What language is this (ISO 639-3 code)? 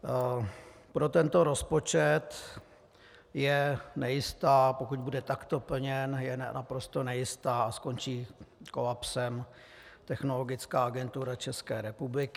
ces